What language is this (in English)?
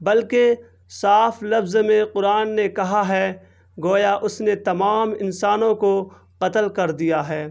Urdu